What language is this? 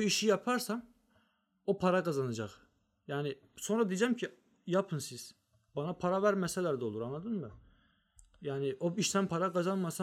Turkish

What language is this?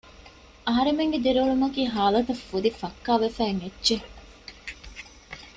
Divehi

